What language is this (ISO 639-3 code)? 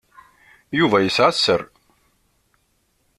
kab